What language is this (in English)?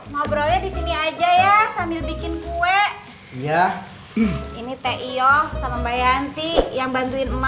Indonesian